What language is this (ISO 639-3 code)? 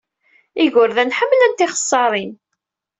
kab